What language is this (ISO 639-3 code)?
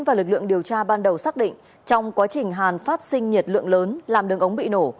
vie